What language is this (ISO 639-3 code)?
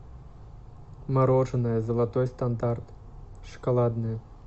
rus